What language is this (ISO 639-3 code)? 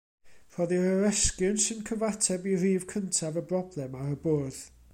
cym